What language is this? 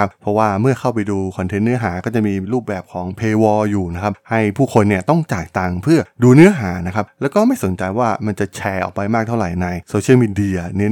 Thai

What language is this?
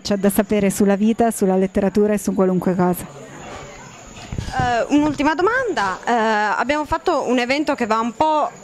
Italian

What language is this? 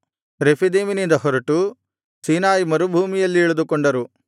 Kannada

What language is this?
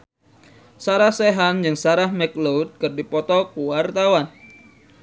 Sundanese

